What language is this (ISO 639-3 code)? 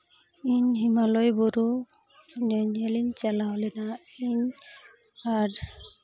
sat